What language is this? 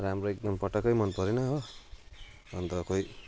Nepali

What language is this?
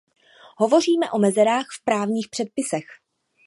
Czech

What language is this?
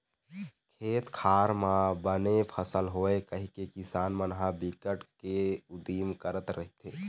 Chhattisgarhi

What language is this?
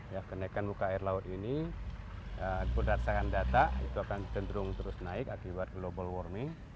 Indonesian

